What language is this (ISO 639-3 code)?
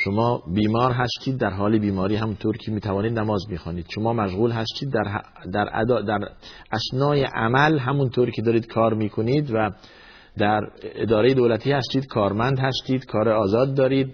fas